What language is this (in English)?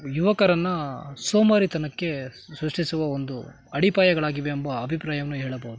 Kannada